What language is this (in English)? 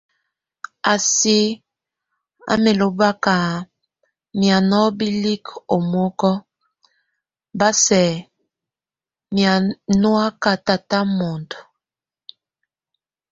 Tunen